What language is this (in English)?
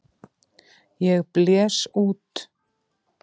Icelandic